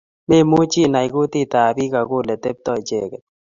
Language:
Kalenjin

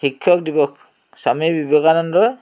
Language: Assamese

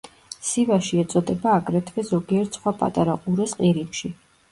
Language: Georgian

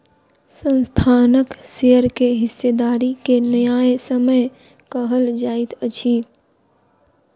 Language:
Maithili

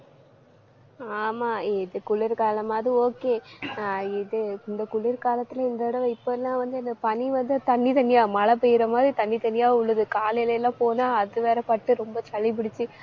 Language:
Tamil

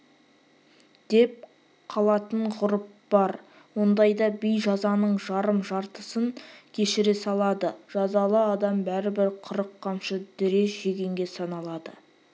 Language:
Kazakh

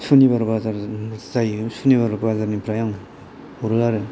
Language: Bodo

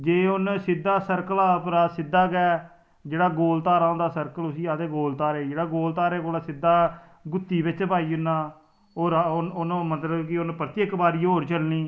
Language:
Dogri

